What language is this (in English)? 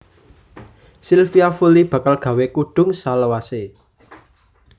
Javanese